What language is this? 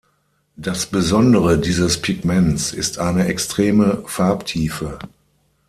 German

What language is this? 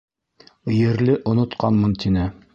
Bashkir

